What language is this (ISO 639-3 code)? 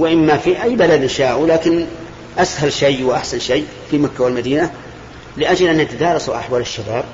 ara